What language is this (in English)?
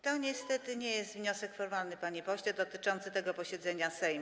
Polish